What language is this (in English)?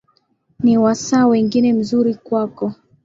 Swahili